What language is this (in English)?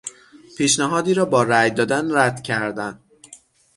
Persian